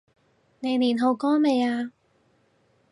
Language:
Cantonese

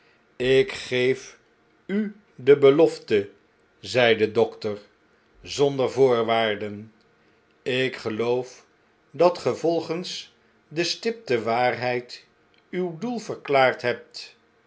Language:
Dutch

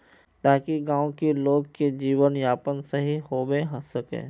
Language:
Magahi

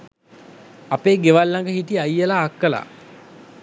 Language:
Sinhala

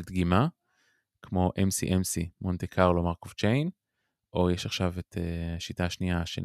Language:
Hebrew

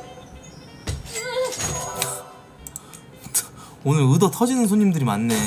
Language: Korean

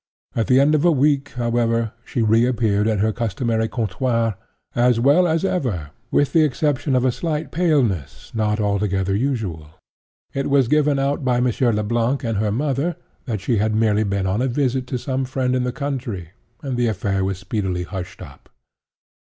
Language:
English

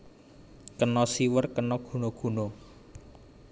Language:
Javanese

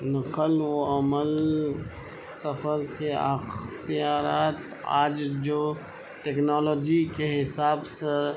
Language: Urdu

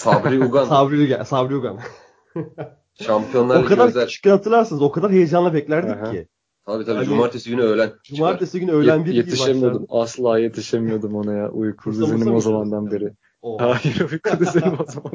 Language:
Turkish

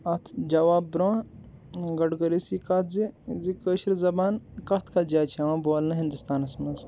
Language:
Kashmiri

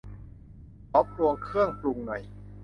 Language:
Thai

